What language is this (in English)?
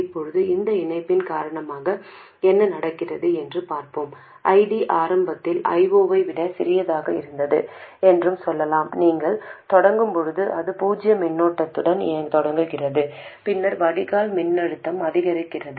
Tamil